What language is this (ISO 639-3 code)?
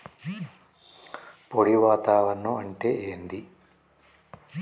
tel